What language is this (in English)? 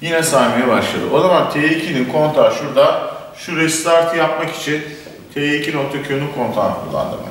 Turkish